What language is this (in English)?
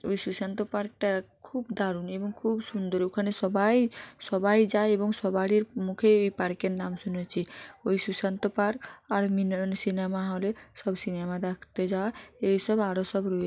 Bangla